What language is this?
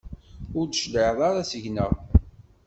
Kabyle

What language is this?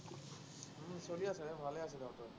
Assamese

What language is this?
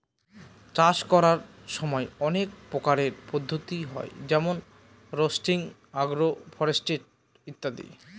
Bangla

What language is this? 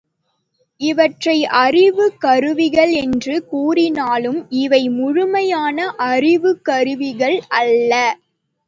Tamil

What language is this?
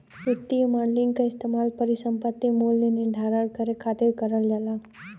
Bhojpuri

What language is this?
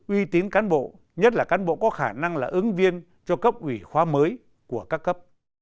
Vietnamese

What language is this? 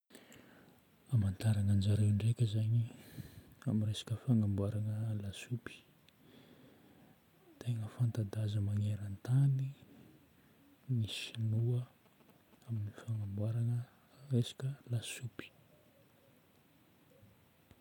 Northern Betsimisaraka Malagasy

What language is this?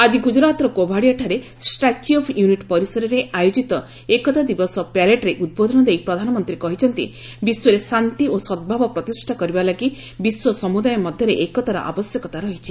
Odia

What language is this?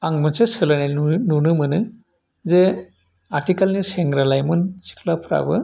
Bodo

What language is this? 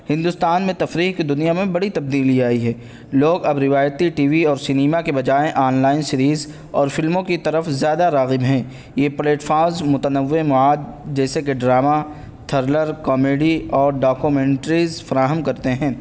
Urdu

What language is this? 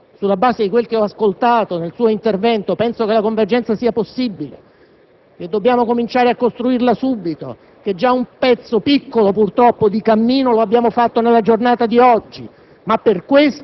Italian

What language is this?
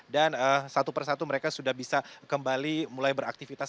Indonesian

